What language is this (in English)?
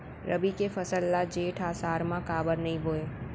Chhattisgarhi